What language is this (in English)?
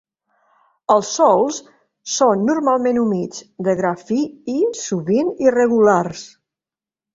Catalan